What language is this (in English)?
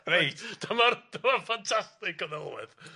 Welsh